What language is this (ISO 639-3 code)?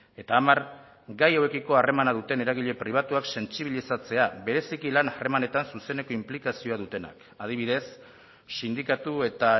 eus